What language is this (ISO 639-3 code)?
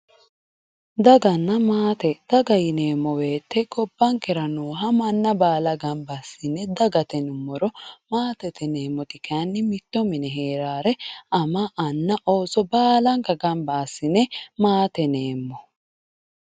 sid